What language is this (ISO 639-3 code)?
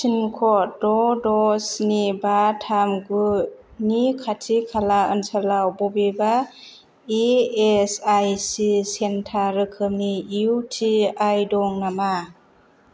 brx